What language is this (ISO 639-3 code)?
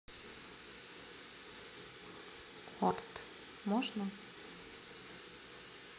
rus